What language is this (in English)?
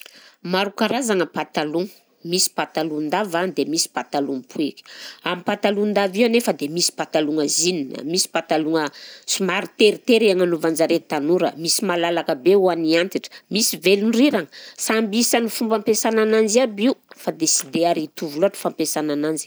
Southern Betsimisaraka Malagasy